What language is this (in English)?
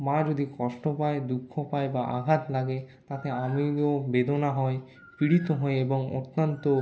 Bangla